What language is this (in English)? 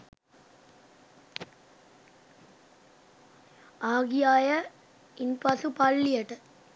Sinhala